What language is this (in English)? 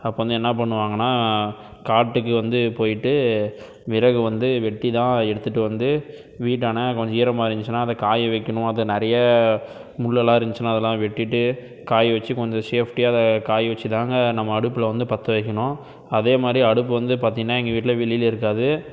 Tamil